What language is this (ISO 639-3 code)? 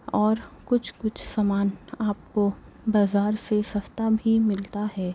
urd